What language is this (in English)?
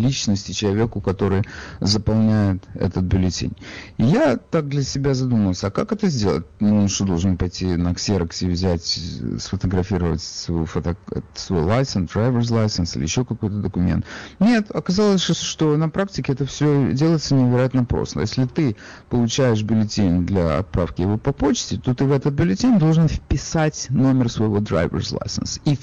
Russian